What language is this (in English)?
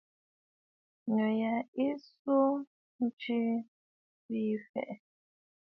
Bafut